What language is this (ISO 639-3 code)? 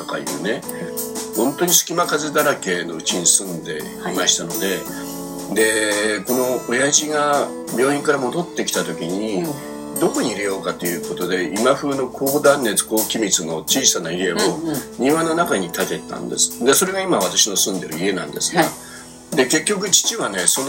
jpn